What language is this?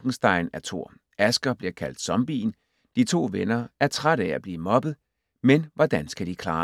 Danish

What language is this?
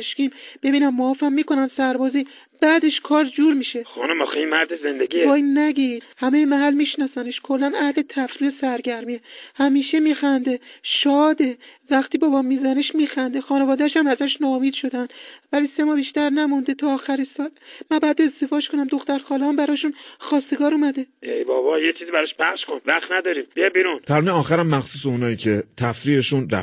Persian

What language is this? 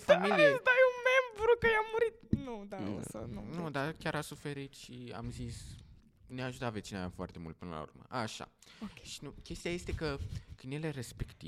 Romanian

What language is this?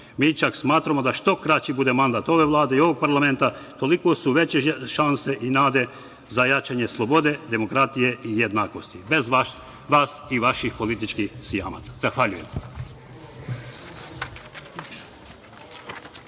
Serbian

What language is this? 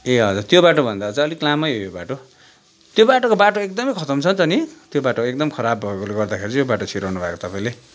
Nepali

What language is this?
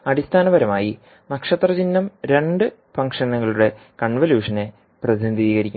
Malayalam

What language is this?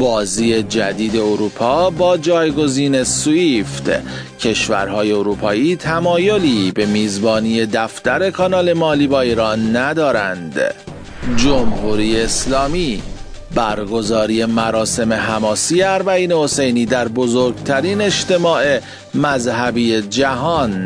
Persian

